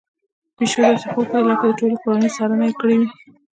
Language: Pashto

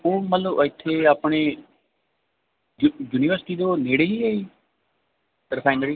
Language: Punjabi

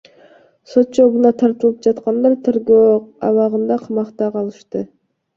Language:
Kyrgyz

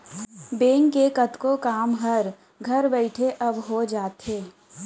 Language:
Chhattisgarhi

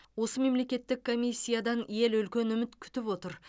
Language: Kazakh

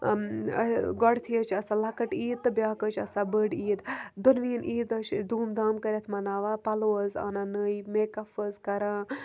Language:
Kashmiri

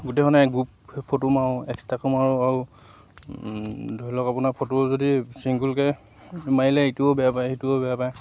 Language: Assamese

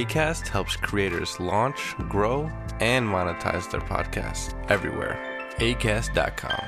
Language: French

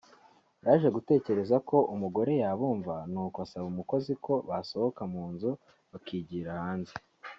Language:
Kinyarwanda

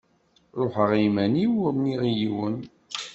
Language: Kabyle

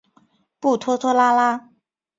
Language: Chinese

